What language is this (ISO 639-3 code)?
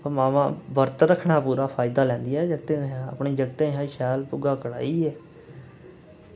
doi